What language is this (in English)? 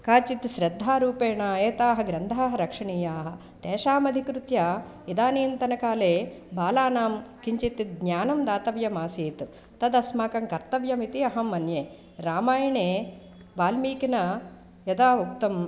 Sanskrit